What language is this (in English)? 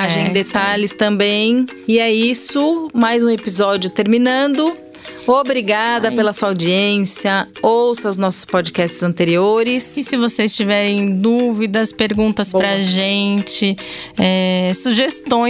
Portuguese